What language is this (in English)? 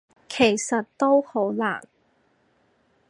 Cantonese